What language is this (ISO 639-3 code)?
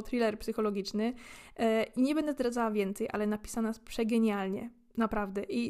pol